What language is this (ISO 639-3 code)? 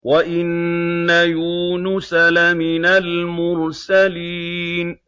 ara